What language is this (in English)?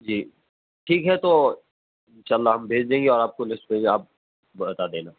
Urdu